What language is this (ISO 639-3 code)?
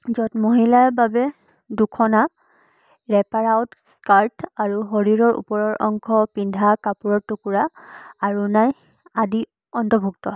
asm